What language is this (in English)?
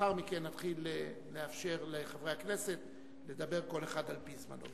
Hebrew